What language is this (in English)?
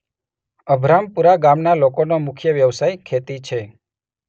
Gujarati